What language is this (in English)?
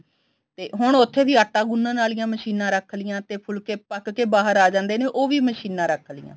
Punjabi